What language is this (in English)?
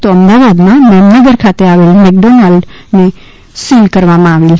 Gujarati